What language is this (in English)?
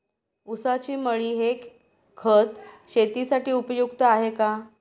Marathi